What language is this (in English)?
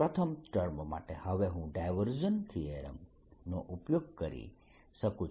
Gujarati